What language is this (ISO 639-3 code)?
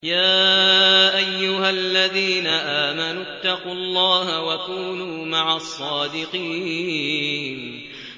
ara